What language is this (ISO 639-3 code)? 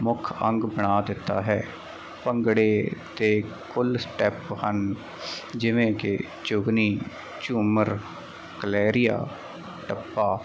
pan